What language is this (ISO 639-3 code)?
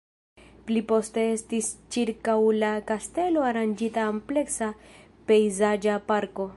epo